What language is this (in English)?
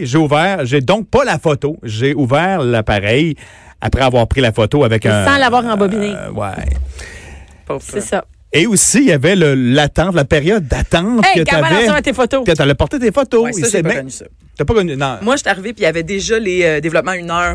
French